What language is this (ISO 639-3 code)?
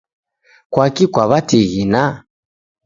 dav